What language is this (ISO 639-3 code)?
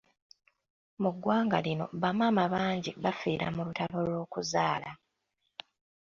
lug